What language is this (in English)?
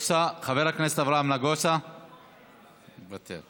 Hebrew